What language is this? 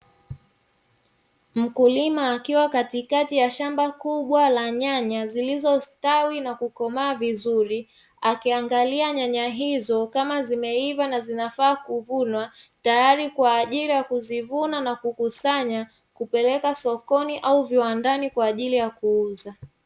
Swahili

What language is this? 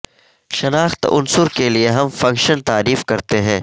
Urdu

